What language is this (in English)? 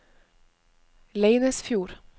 Norwegian